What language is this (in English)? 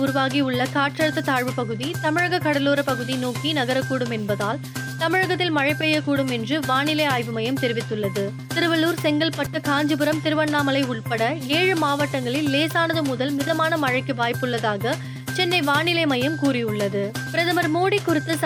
Tamil